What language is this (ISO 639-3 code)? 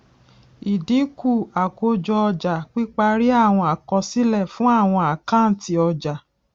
yor